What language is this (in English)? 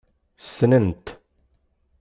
Kabyle